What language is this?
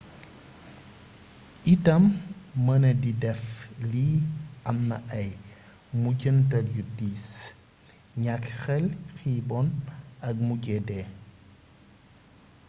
Wolof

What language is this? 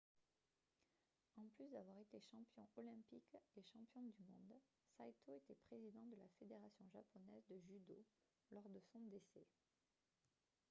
French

